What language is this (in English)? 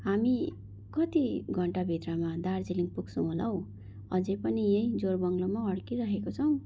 Nepali